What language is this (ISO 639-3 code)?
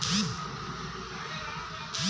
hne